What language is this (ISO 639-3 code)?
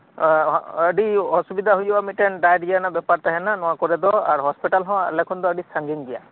sat